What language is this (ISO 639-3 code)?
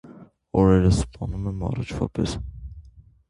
hye